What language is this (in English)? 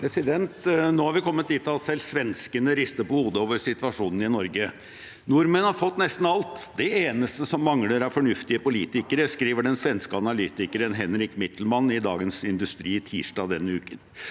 Norwegian